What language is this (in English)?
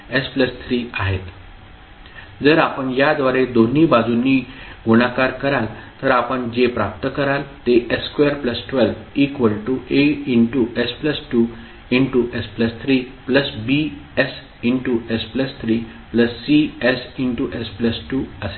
Marathi